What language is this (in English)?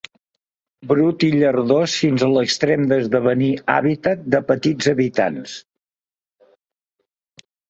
Catalan